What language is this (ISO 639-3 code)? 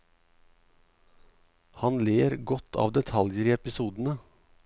nor